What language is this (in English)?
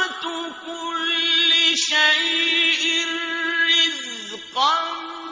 Arabic